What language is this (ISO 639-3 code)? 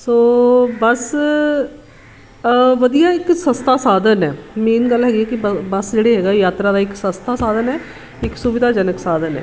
pan